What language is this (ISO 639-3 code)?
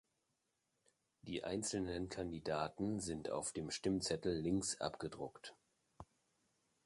deu